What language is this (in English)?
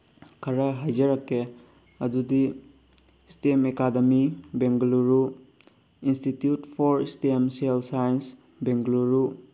Manipuri